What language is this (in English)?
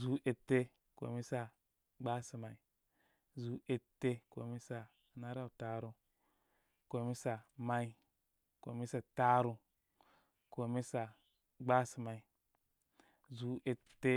Koma